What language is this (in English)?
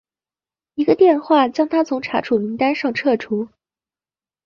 Chinese